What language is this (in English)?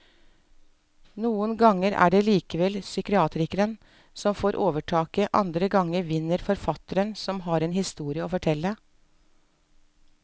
Norwegian